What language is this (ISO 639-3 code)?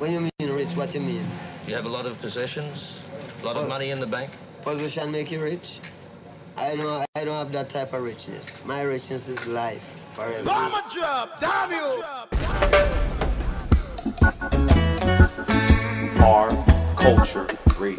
eng